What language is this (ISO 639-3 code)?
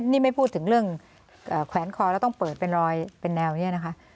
tha